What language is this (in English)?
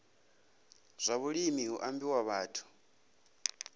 Venda